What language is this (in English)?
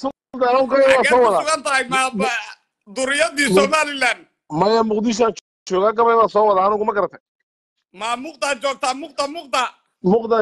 Arabic